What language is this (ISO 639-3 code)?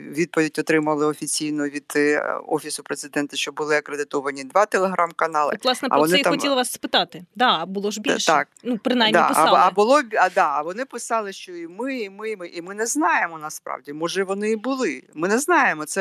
ukr